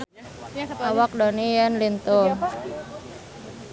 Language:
Sundanese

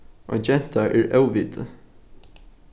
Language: Faroese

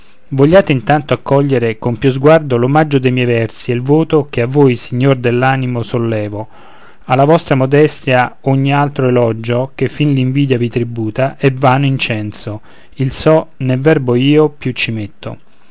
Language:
Italian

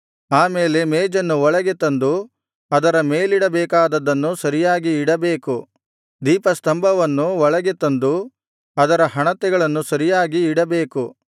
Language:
Kannada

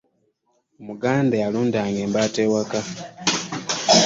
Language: Ganda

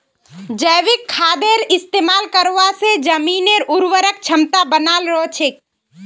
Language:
Magahi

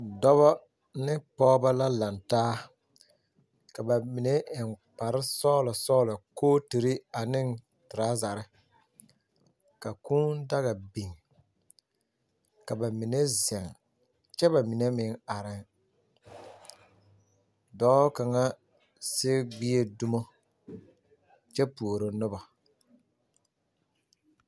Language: Southern Dagaare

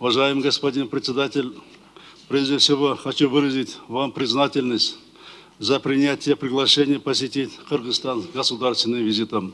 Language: Russian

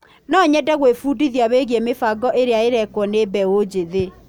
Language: Kikuyu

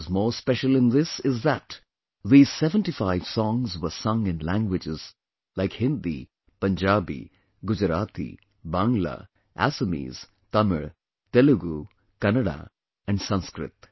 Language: English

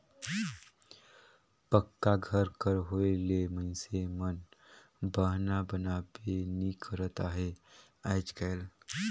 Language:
Chhattisgarhi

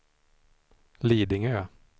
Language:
Swedish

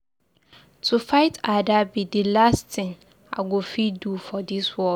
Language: Nigerian Pidgin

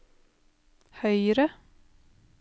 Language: Norwegian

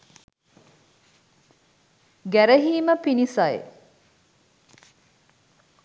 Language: Sinhala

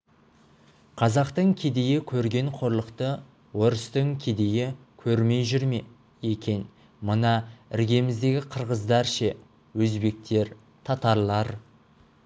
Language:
Kazakh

